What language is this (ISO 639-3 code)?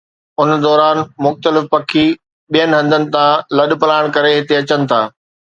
snd